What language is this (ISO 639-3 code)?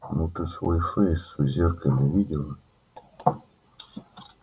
rus